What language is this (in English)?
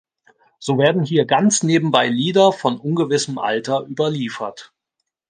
German